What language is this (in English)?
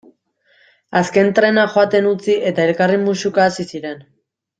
Basque